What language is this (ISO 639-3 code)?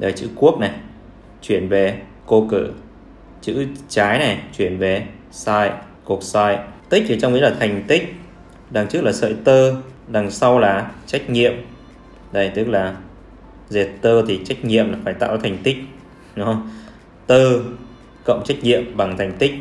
vie